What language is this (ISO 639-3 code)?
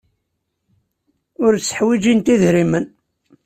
kab